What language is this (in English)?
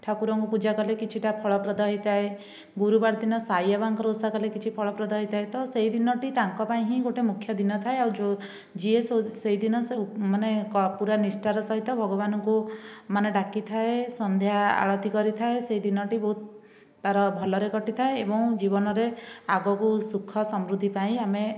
Odia